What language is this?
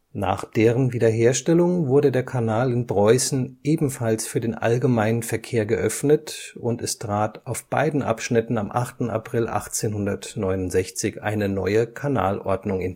German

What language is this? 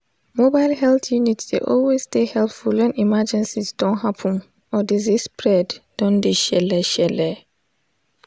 Nigerian Pidgin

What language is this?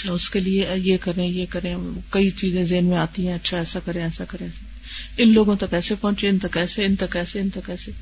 Urdu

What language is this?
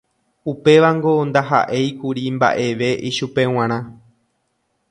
Guarani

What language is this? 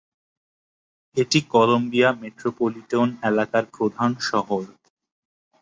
Bangla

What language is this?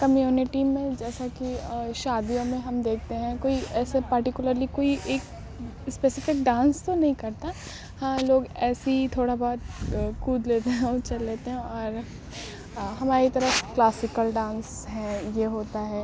Urdu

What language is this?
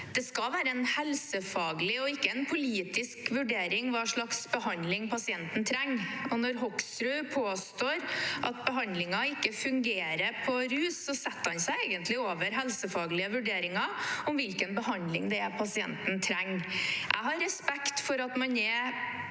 Norwegian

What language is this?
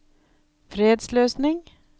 Norwegian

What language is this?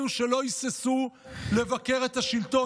Hebrew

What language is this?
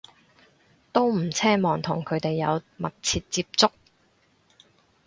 Cantonese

